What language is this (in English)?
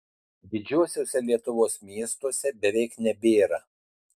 Lithuanian